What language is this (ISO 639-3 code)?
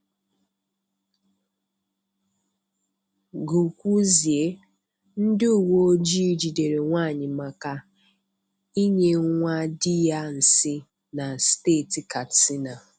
ibo